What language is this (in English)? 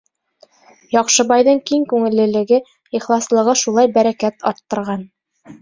Bashkir